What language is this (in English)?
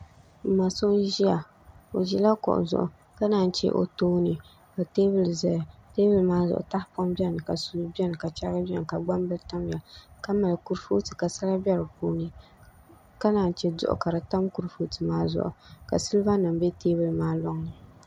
Dagbani